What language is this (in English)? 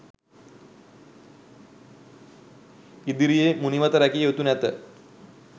Sinhala